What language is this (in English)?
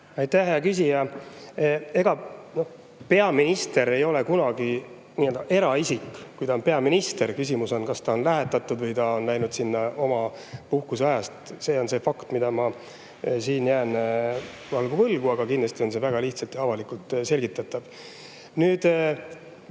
Estonian